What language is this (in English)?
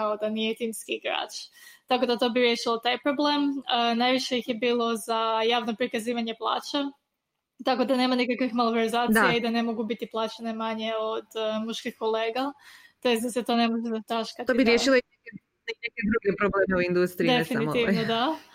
Croatian